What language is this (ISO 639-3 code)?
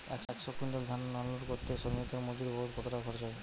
ben